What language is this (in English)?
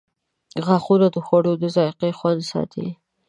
Pashto